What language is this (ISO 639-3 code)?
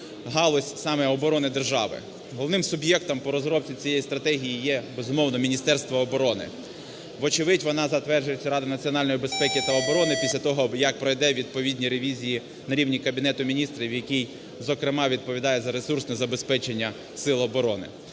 ukr